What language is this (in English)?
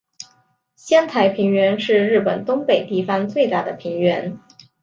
Chinese